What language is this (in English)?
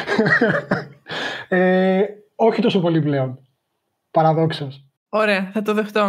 Greek